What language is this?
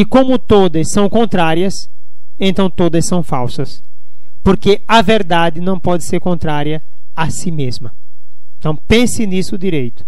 Portuguese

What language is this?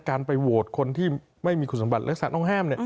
Thai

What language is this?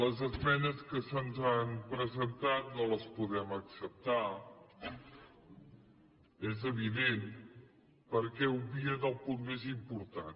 Catalan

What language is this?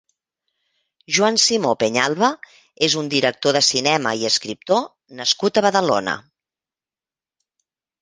Catalan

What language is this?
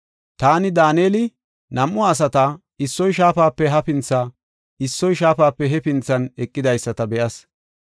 Gofa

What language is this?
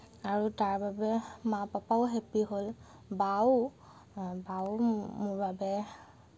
Assamese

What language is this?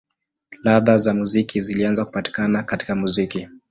Swahili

